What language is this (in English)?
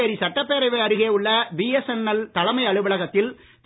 Tamil